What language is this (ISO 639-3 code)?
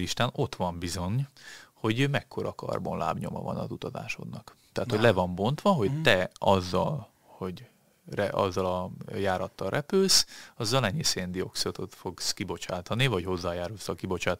hun